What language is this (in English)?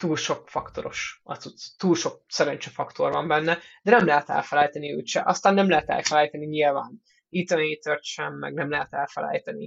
Hungarian